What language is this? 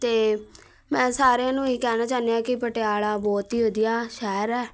Punjabi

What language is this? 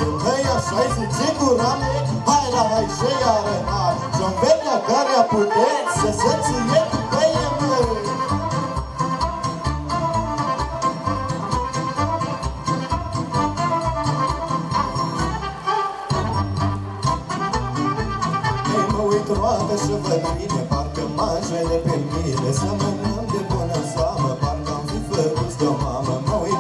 Romanian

